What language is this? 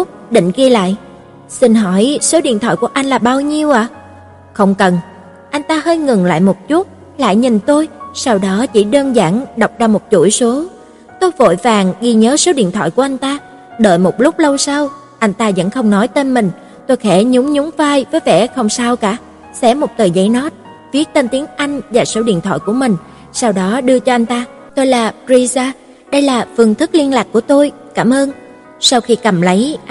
Vietnamese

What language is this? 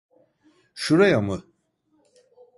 Turkish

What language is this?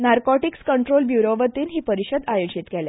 Konkani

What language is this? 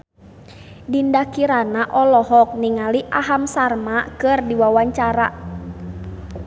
Sundanese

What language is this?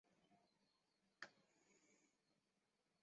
Chinese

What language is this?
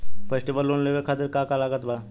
Bhojpuri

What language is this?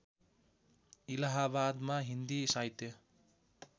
Nepali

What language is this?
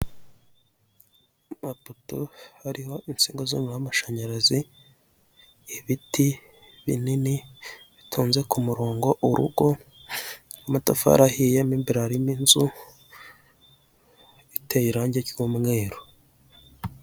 Kinyarwanda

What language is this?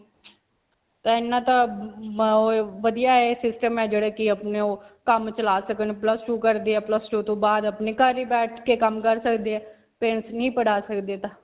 Punjabi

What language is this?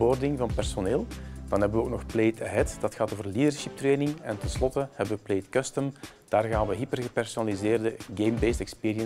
Dutch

